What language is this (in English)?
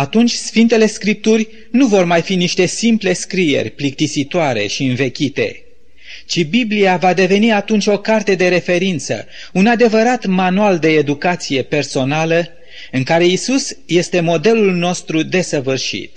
Romanian